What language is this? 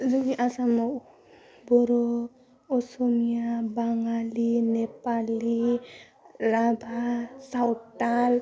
Bodo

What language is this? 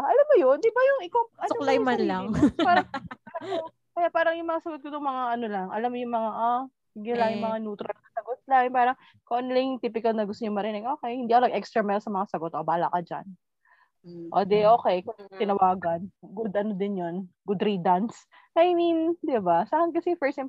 Filipino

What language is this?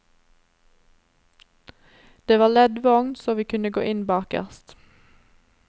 Norwegian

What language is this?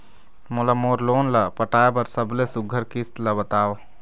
Chhattisgarhi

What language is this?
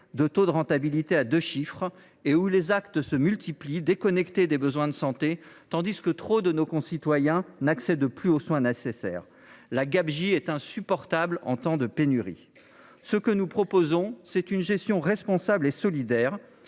French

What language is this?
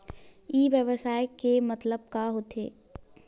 Chhattisgarhi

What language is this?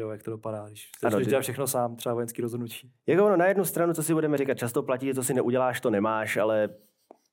Czech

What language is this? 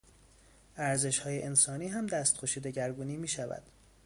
Persian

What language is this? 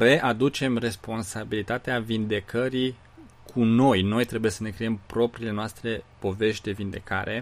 Romanian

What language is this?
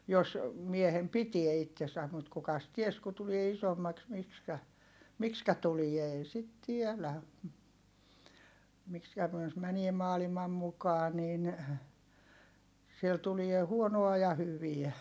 Finnish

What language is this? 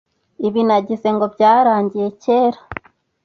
Kinyarwanda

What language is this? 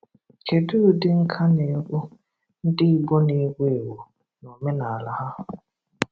Igbo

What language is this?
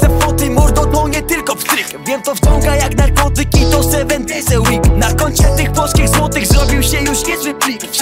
Polish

